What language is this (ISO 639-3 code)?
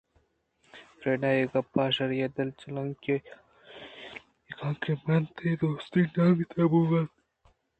bgp